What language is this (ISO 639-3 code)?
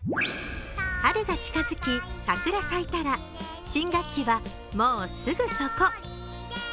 jpn